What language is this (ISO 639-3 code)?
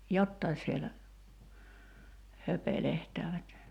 fin